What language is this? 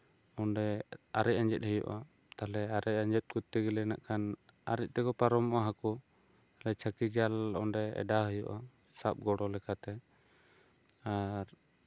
Santali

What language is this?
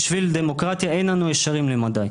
Hebrew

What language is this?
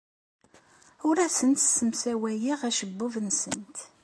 Kabyle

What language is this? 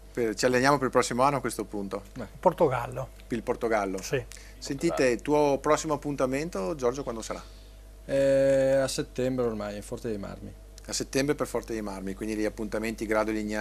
Italian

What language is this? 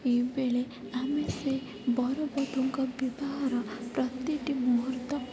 Odia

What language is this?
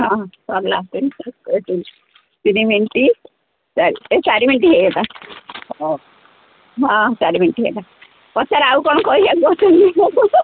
Odia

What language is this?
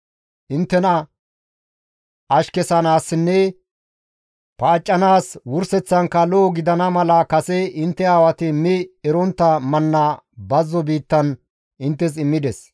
Gamo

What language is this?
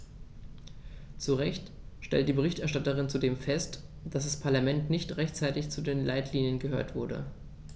German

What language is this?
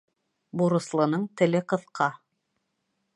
Bashkir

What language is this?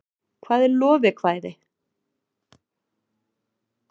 Icelandic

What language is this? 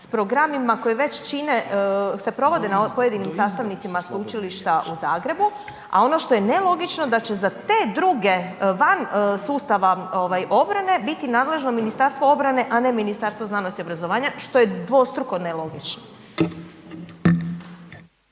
Croatian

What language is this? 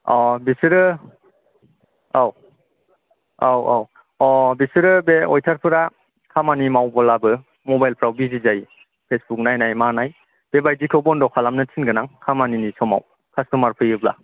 Bodo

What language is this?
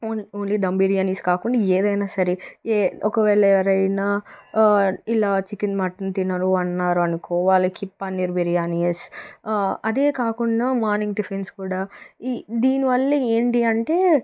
Telugu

